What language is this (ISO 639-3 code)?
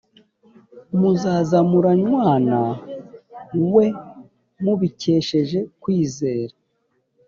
kin